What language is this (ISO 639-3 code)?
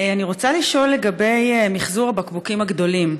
heb